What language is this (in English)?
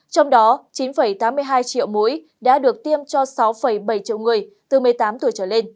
Vietnamese